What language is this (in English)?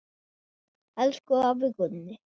Icelandic